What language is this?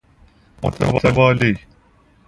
Persian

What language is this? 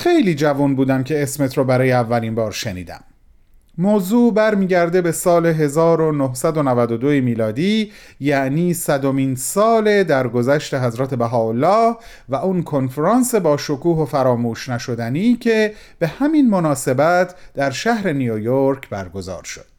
Persian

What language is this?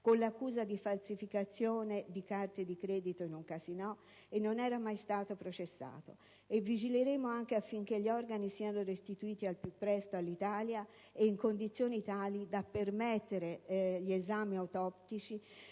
Italian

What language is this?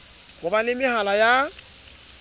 Southern Sotho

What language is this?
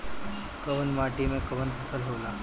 Bhojpuri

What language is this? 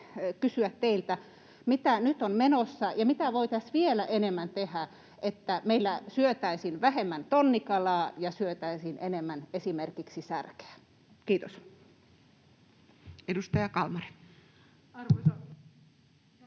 Finnish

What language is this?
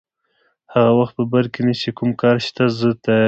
Pashto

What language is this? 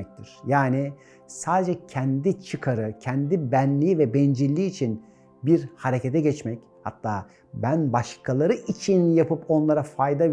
Turkish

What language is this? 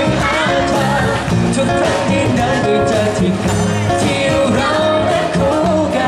Korean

